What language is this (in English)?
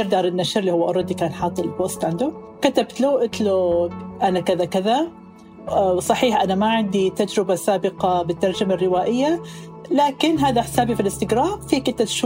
Arabic